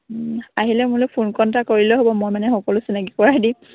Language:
Assamese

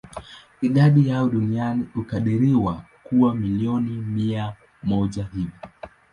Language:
Swahili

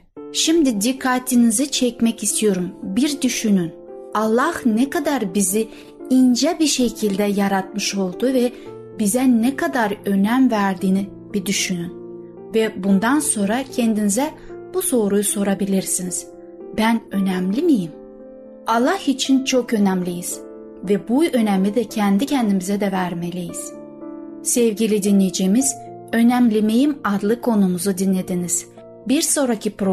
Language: Turkish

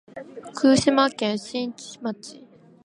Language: Japanese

